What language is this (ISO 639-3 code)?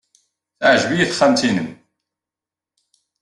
kab